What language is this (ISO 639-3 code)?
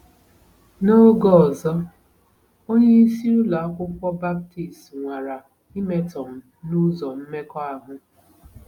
ibo